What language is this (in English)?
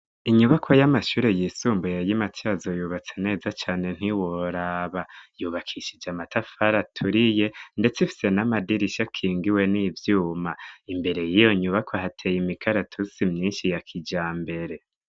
Rundi